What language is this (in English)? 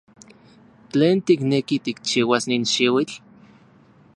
Central Puebla Nahuatl